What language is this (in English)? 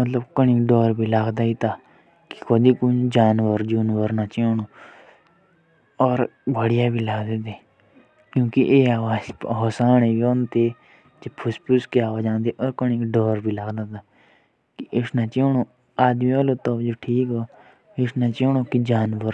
Jaunsari